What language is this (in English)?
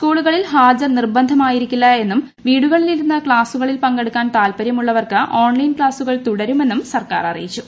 Malayalam